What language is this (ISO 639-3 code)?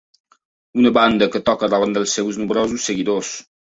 cat